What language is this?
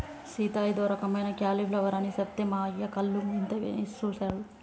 Telugu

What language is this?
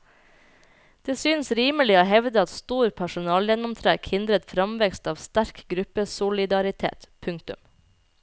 Norwegian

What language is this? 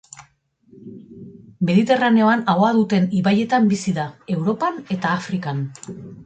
Basque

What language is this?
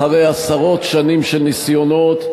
Hebrew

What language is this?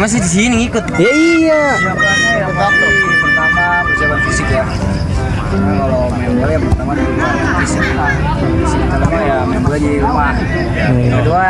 Indonesian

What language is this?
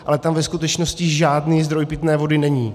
Czech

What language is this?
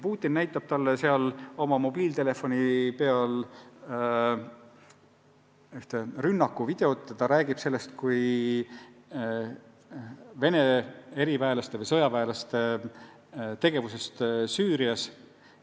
Estonian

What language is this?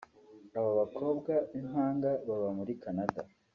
Kinyarwanda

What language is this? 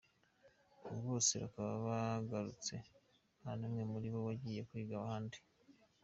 Kinyarwanda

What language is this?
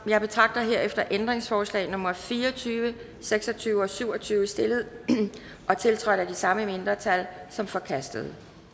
Danish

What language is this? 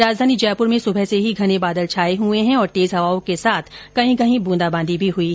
Hindi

